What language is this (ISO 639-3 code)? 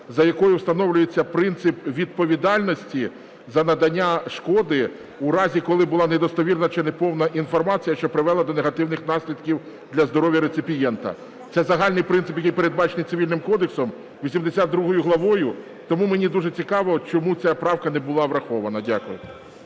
ukr